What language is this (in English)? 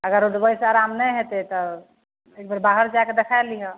Maithili